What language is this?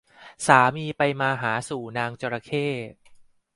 Thai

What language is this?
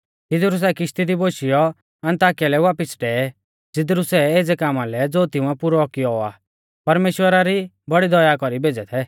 Mahasu Pahari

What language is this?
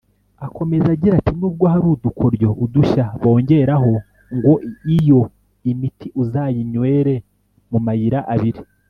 Kinyarwanda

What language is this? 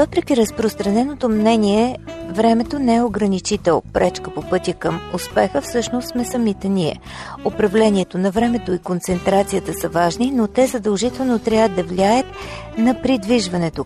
Bulgarian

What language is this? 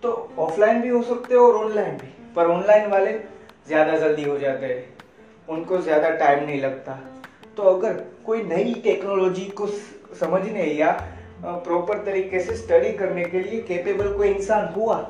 Hindi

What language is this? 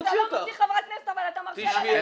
Hebrew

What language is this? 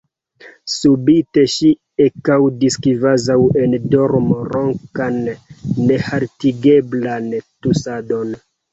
Esperanto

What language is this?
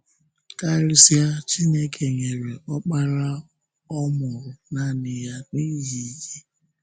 Igbo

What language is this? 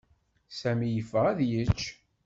Kabyle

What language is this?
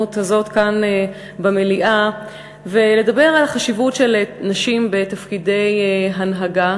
Hebrew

